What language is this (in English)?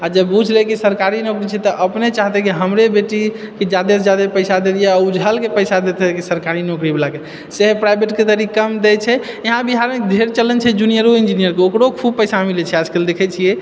Maithili